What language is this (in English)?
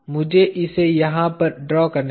Hindi